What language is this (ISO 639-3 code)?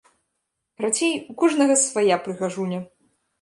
bel